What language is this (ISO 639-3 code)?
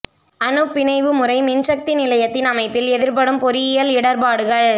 tam